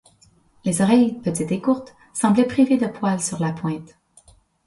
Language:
French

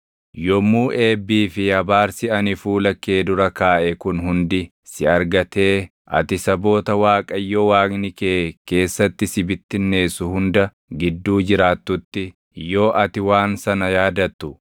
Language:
Oromo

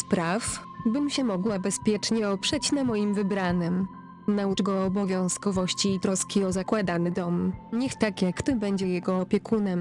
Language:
Polish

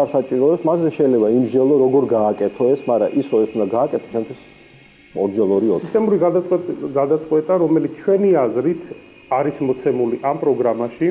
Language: Romanian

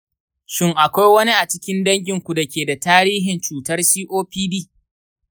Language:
Hausa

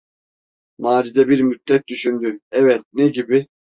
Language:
Turkish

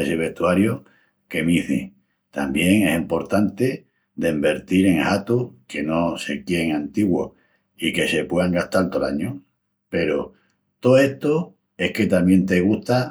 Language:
Extremaduran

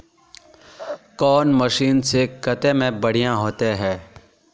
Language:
Magahi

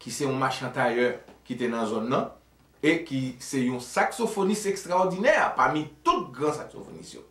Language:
French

